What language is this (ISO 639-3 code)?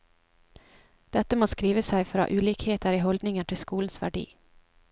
nor